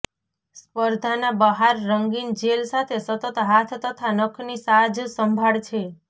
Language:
Gujarati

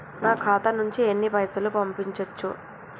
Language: Telugu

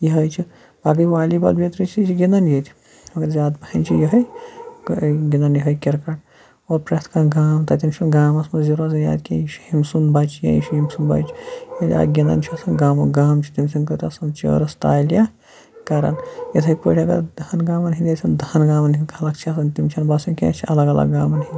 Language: Kashmiri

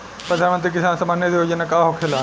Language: Bhojpuri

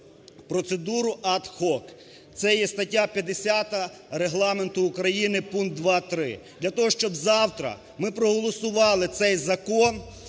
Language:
Ukrainian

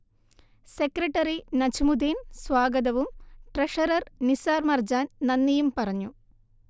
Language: Malayalam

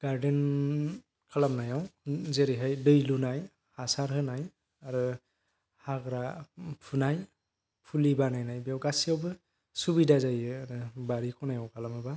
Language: Bodo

